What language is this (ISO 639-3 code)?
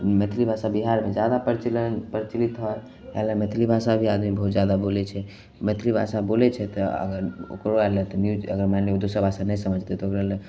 mai